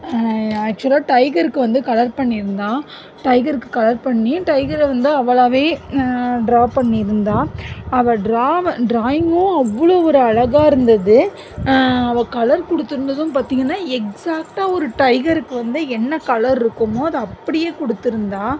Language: Tamil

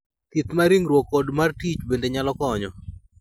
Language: Luo (Kenya and Tanzania)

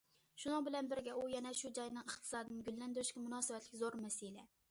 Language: Uyghur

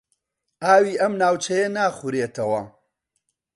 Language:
Central Kurdish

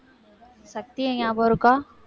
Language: Tamil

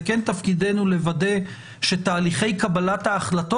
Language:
Hebrew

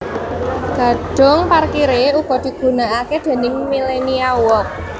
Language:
Javanese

